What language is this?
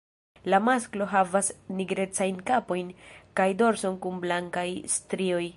Esperanto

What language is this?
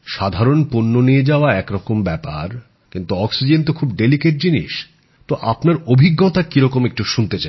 Bangla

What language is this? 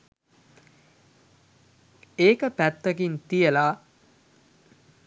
Sinhala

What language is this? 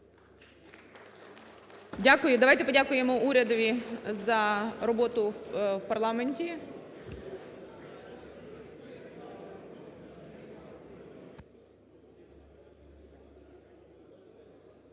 Ukrainian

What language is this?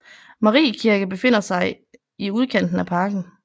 Danish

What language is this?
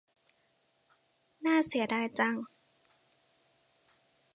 Thai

